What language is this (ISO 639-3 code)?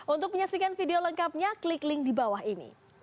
ind